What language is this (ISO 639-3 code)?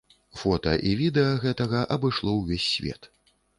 bel